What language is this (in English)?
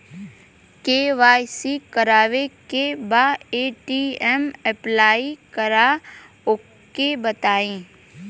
Bhojpuri